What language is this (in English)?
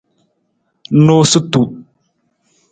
Nawdm